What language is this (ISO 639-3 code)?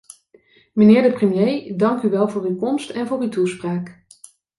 nld